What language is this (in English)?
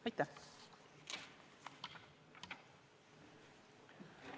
Estonian